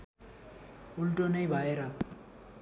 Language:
Nepali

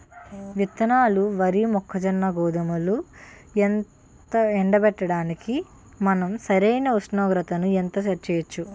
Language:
Telugu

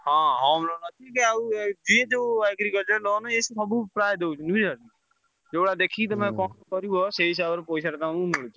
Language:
Odia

